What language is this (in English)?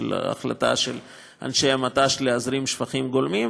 Hebrew